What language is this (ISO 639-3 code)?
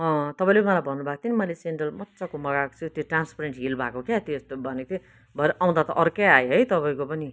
nep